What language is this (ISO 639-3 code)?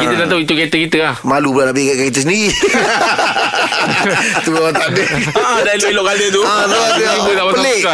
msa